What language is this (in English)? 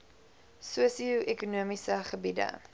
Afrikaans